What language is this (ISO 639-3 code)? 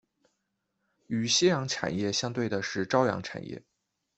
zho